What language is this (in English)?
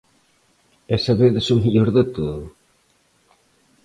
Galician